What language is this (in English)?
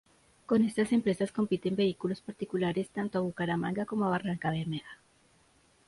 Spanish